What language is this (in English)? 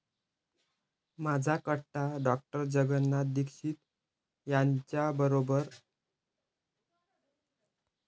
Marathi